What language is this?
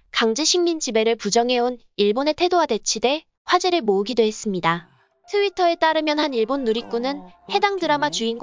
Korean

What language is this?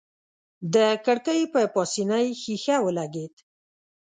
Pashto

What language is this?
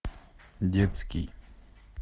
Russian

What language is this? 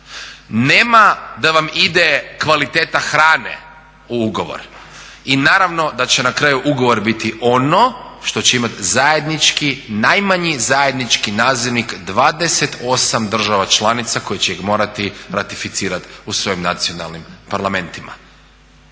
Croatian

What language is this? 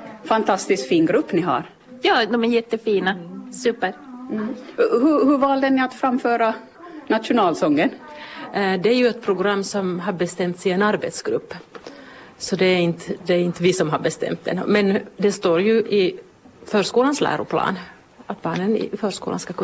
Swedish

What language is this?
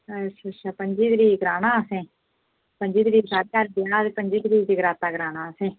Dogri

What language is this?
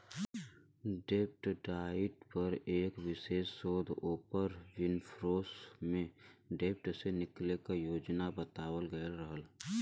Bhojpuri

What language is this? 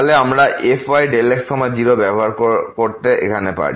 Bangla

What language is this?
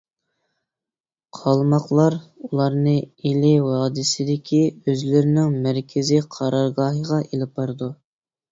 Uyghur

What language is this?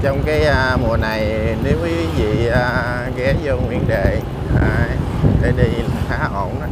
Vietnamese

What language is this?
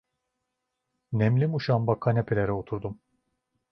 Turkish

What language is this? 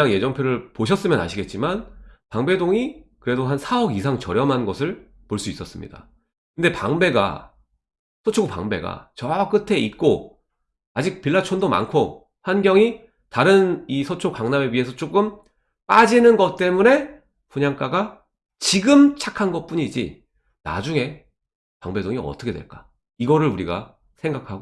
Korean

